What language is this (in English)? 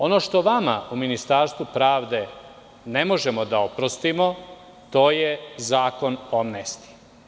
Serbian